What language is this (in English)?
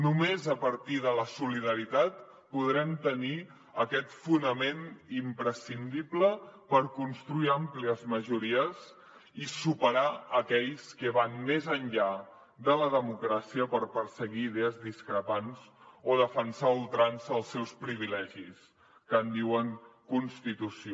Catalan